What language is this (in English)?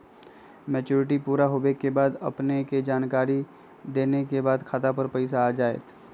Magahi